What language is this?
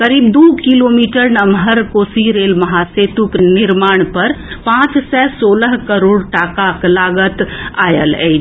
Maithili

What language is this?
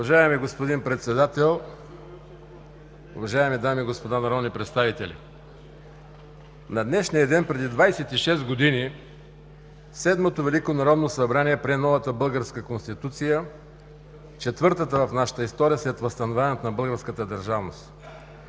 Bulgarian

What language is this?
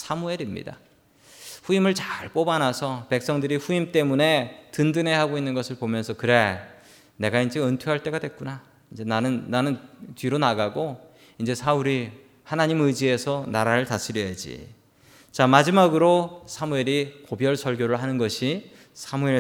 Korean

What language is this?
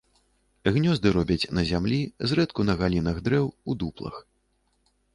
Belarusian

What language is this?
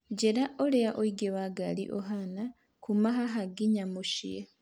Kikuyu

